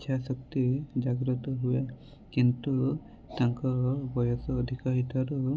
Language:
Odia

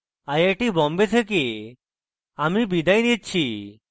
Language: Bangla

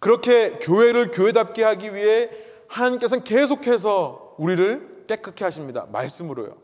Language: Korean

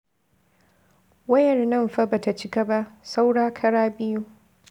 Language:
Hausa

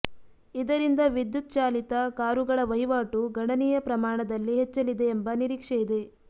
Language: Kannada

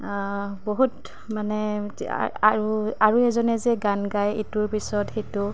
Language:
Assamese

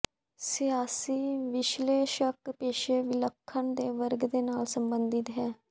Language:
Punjabi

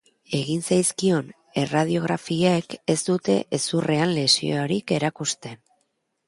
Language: Basque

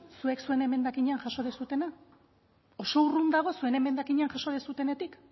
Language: Basque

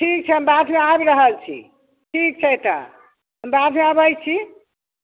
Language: Maithili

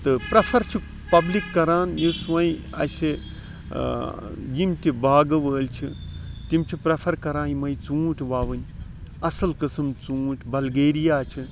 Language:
Kashmiri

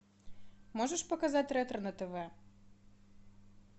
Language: Russian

